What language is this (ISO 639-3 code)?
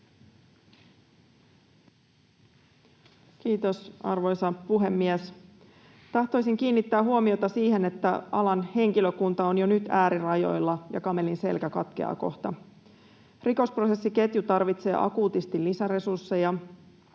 fin